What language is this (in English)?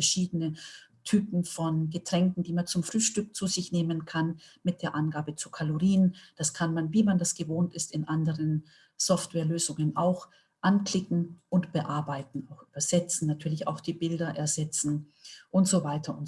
German